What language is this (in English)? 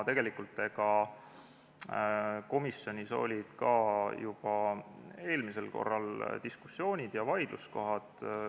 Estonian